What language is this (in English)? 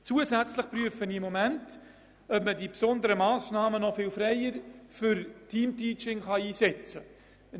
Swiss German